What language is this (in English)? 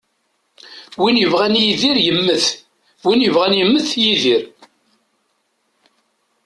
Kabyle